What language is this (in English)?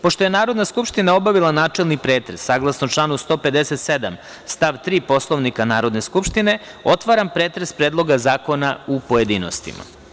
Serbian